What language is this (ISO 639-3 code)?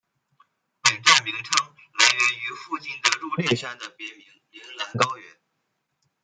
zho